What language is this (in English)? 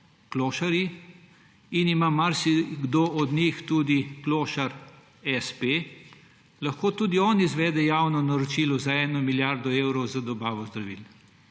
Slovenian